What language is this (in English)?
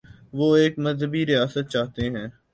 Urdu